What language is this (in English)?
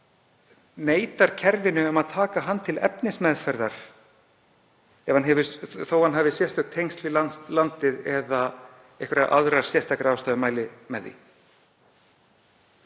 Icelandic